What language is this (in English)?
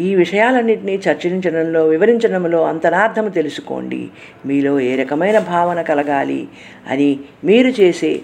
Telugu